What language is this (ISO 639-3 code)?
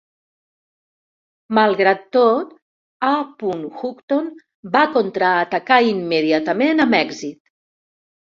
cat